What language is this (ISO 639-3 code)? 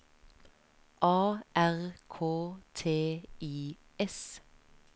nor